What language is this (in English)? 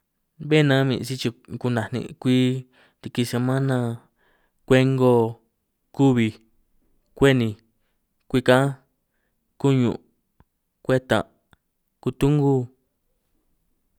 San Martín Itunyoso Triqui